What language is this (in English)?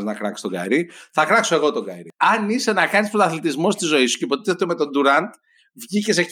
Greek